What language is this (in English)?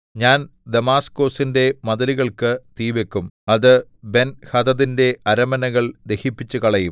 Malayalam